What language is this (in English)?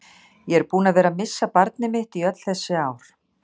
Icelandic